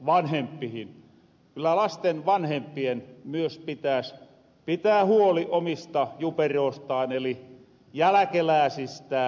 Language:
Finnish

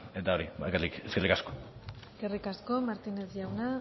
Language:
Basque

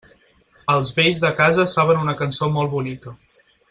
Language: Catalan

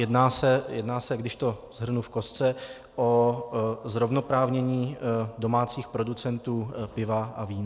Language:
Czech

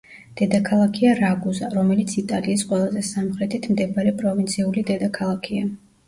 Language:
Georgian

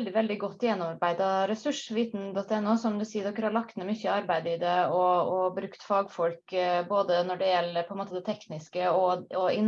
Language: Norwegian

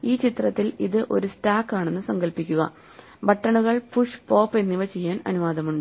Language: Malayalam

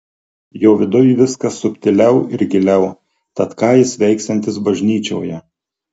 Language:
Lithuanian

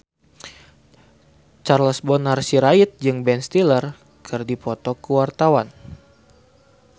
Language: Sundanese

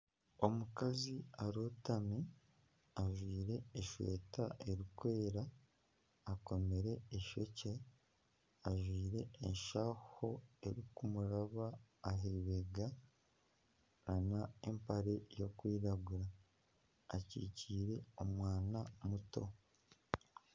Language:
Nyankole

